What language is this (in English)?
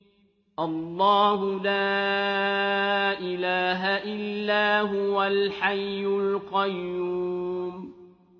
Arabic